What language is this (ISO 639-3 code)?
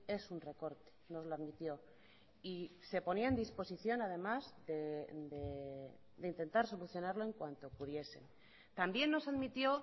spa